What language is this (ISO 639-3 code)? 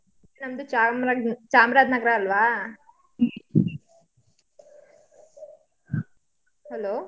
kan